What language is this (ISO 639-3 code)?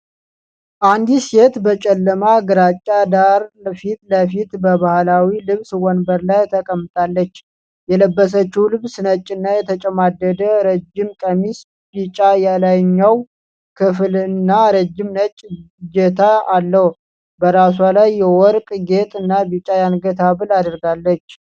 amh